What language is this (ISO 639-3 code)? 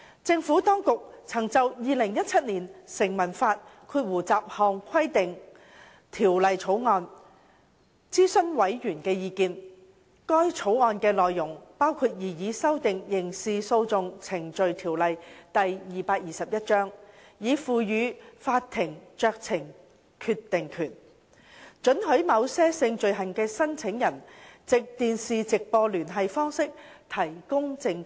yue